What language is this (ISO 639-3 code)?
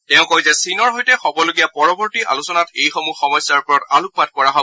asm